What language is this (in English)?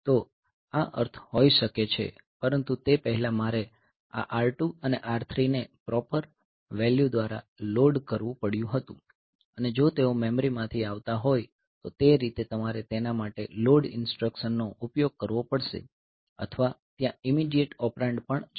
Gujarati